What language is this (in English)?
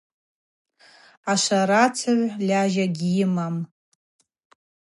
Abaza